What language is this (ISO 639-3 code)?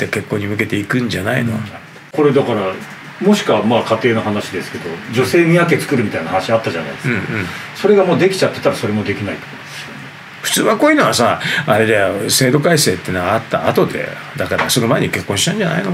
jpn